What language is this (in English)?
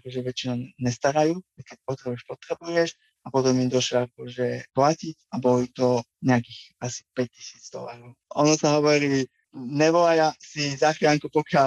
Slovak